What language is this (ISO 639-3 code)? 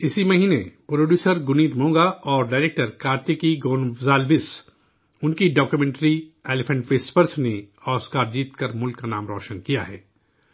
urd